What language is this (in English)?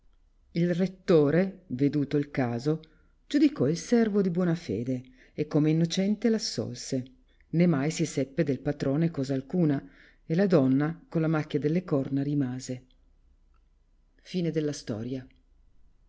Italian